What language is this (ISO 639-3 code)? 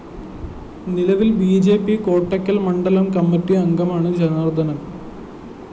mal